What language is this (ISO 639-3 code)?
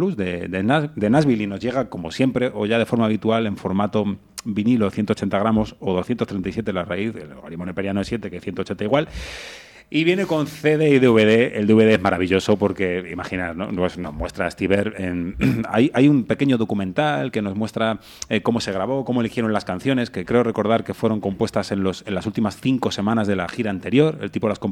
spa